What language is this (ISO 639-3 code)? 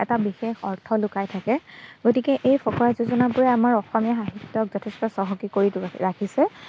asm